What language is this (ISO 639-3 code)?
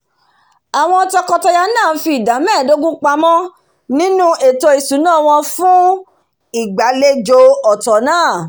yor